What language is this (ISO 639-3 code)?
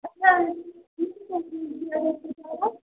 urd